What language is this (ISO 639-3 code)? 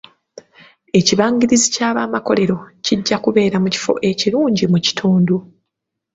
lug